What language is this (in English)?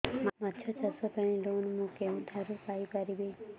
Odia